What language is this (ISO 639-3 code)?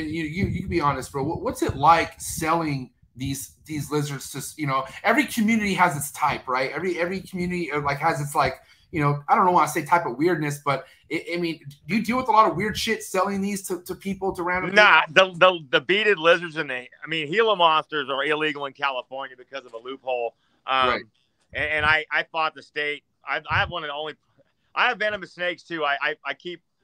eng